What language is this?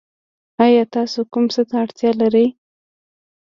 Pashto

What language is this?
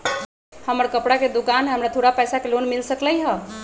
Magahi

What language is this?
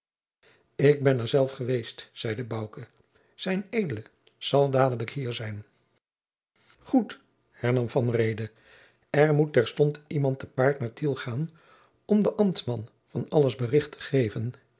Dutch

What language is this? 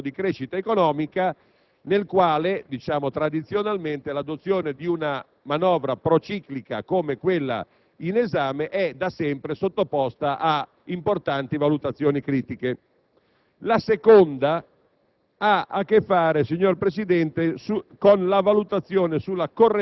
Italian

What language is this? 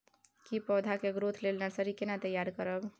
Maithili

